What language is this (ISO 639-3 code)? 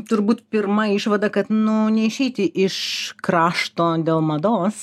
lit